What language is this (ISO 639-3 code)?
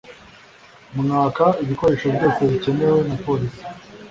kin